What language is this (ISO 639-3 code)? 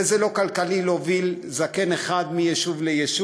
heb